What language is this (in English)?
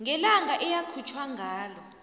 South Ndebele